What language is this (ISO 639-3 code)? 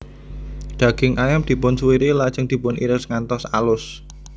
jav